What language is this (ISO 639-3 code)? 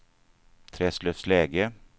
swe